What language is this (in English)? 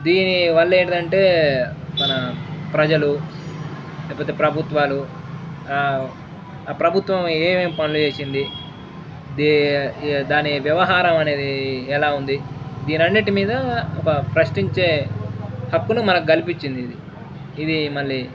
Telugu